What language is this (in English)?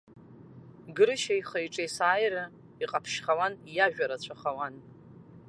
Abkhazian